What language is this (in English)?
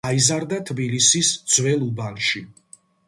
Georgian